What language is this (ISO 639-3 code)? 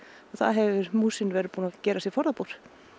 isl